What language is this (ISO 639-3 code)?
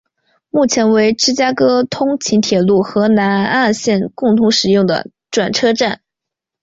zho